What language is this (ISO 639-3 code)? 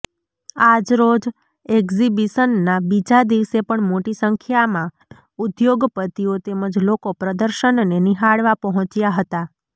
guj